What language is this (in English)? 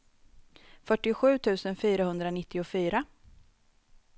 Swedish